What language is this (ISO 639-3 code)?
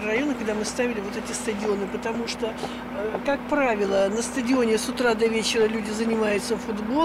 rus